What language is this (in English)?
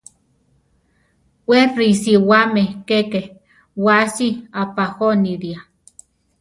Central Tarahumara